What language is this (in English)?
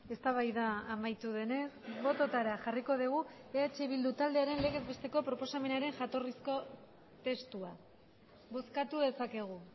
Basque